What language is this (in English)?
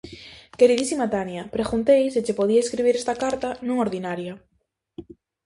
Galician